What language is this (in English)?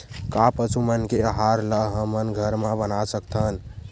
Chhattisgarhi